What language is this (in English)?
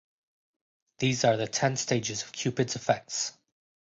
English